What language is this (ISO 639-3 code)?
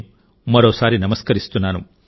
tel